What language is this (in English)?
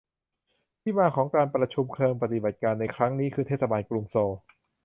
Thai